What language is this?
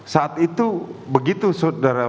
Indonesian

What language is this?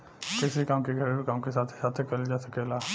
Bhojpuri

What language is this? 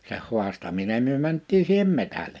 Finnish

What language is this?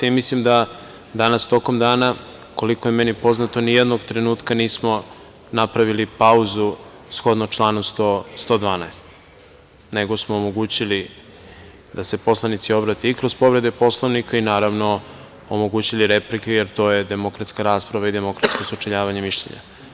Serbian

